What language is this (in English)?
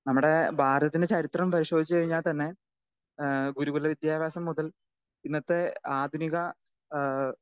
Malayalam